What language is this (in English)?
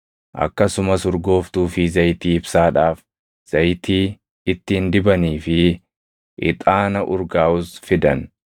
Oromo